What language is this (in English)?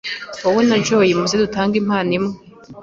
Kinyarwanda